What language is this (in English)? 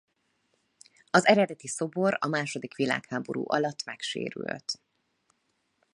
Hungarian